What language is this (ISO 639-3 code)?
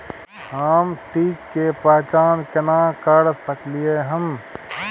mai